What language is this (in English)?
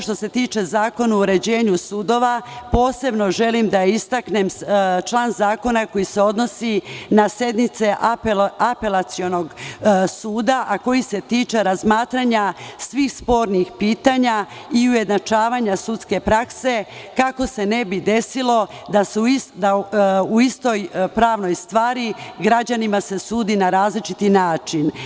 Serbian